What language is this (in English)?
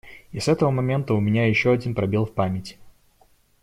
Russian